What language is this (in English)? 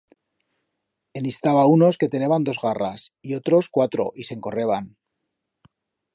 Aragonese